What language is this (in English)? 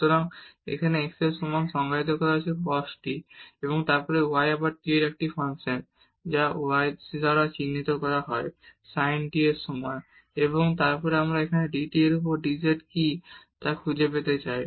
Bangla